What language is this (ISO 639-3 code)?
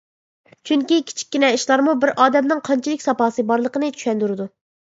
uig